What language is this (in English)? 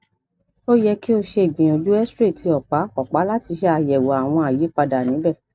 Yoruba